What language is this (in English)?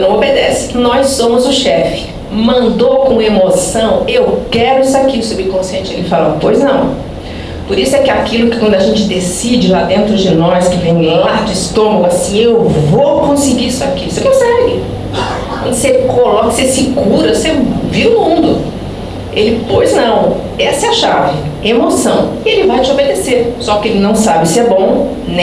Portuguese